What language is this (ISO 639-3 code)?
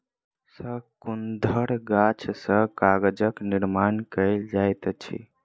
mai